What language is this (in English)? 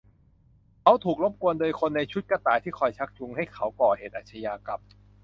Thai